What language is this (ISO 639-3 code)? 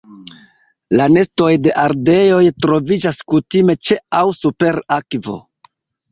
epo